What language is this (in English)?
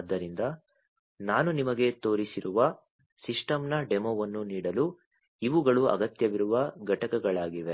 Kannada